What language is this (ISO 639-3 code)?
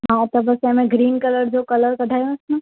snd